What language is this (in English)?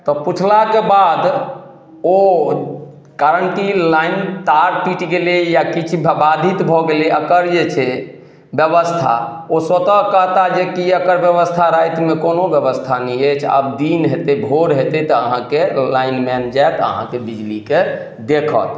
Maithili